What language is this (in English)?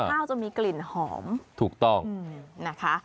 Thai